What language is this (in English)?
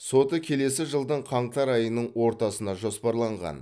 Kazakh